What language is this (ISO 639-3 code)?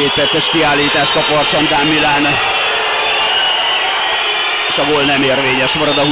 hun